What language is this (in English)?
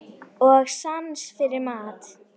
Icelandic